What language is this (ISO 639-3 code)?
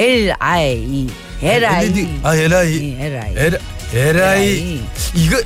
kor